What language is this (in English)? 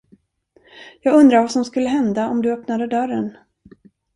Swedish